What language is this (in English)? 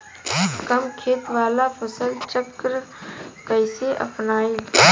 Bhojpuri